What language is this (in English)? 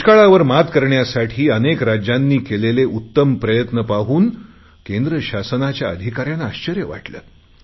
Marathi